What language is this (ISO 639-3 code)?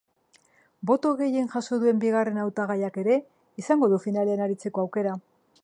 eus